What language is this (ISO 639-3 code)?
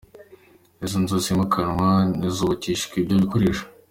kin